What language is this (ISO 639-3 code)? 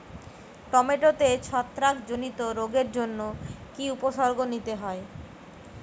ben